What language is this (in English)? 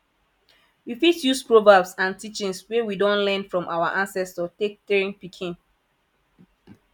Nigerian Pidgin